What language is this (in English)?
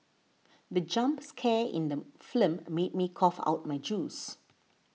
English